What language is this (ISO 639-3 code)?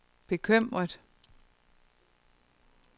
dan